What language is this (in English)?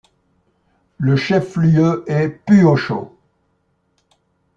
French